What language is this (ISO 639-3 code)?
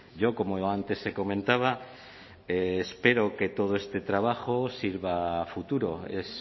spa